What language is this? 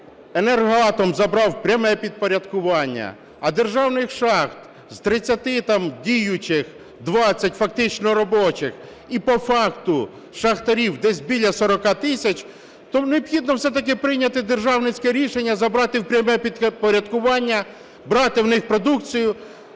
Ukrainian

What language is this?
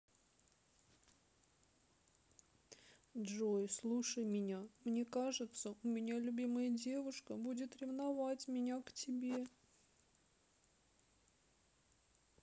Russian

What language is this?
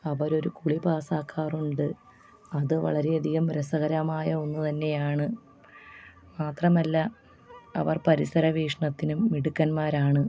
Malayalam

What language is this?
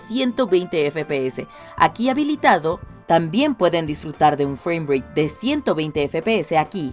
Spanish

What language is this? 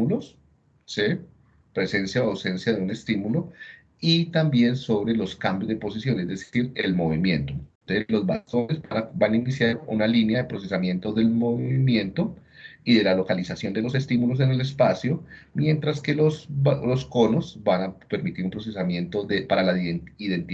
Spanish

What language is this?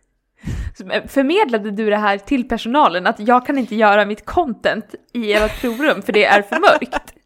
Swedish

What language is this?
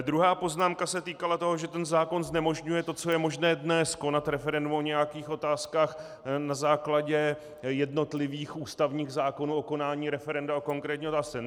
Czech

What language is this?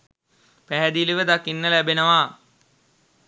Sinhala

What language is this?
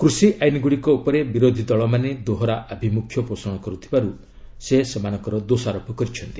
Odia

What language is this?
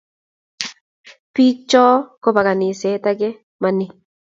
Kalenjin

